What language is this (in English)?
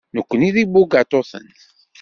Kabyle